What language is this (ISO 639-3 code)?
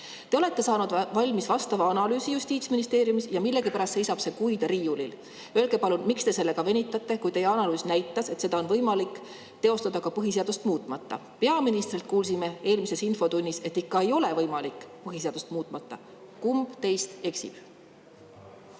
est